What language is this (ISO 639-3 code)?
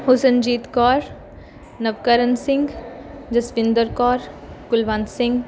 pan